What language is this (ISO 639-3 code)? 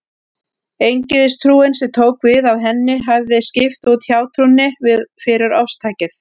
isl